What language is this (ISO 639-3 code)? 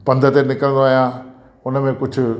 snd